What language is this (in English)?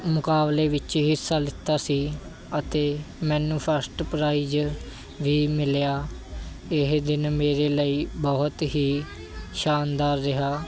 Punjabi